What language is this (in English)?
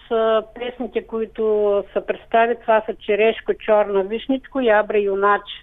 Bulgarian